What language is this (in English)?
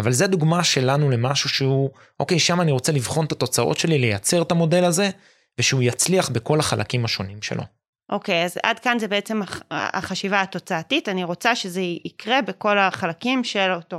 Hebrew